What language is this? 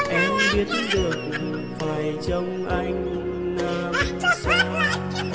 Vietnamese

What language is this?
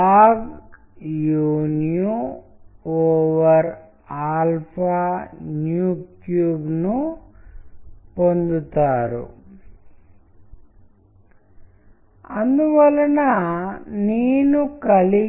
Telugu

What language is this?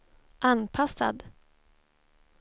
Swedish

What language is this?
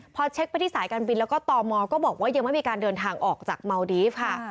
Thai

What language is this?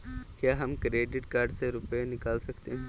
Hindi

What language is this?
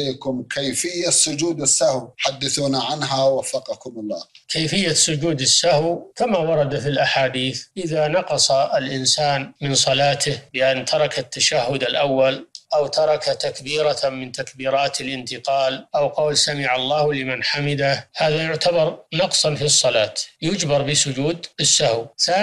Arabic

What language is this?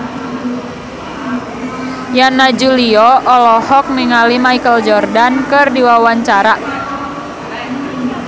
Sundanese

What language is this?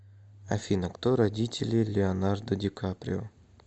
Russian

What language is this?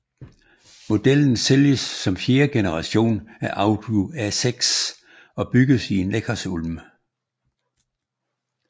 Danish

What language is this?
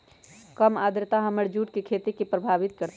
Magahi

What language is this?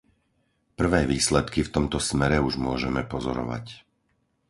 Slovak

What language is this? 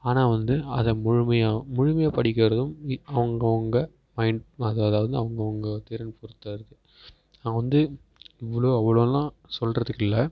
Tamil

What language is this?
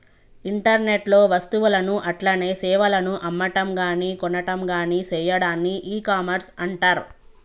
Telugu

